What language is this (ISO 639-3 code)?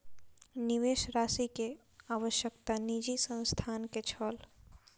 mai